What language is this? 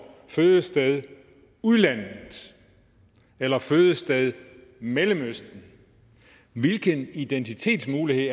Danish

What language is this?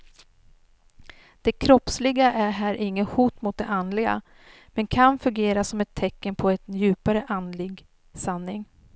Swedish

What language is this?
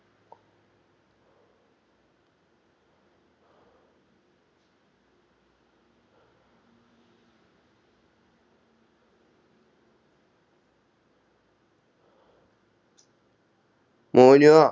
Malayalam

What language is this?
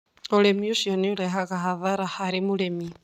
Kikuyu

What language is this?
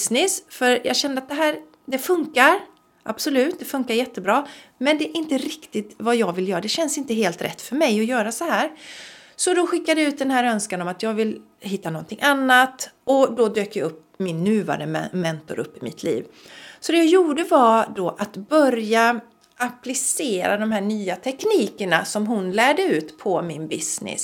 Swedish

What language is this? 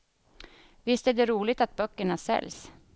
Swedish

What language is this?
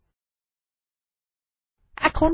Bangla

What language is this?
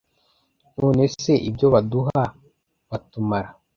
Kinyarwanda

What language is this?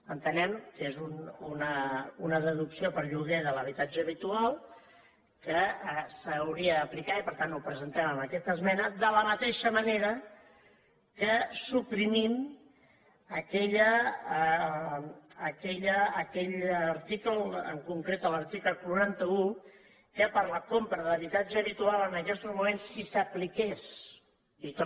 Catalan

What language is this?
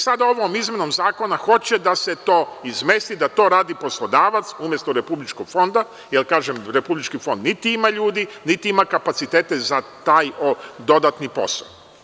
Serbian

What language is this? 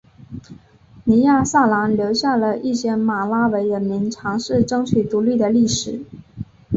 Chinese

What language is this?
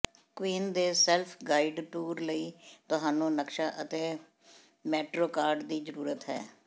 Punjabi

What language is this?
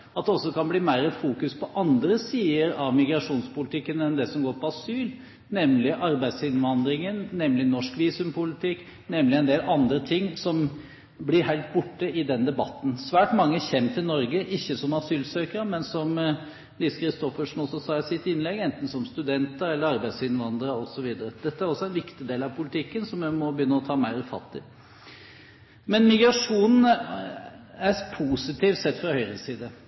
Norwegian Bokmål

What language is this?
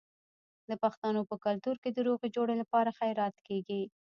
Pashto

